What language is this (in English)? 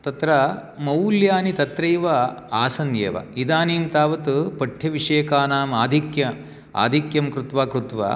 Sanskrit